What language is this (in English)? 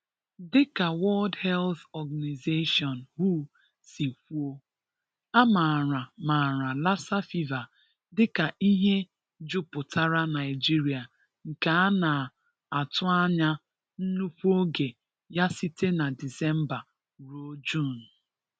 Igbo